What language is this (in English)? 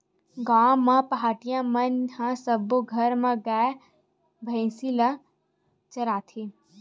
Chhattisgarhi